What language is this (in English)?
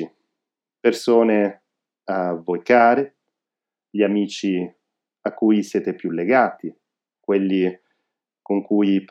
Italian